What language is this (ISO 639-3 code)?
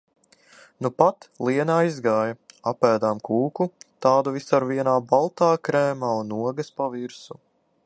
lav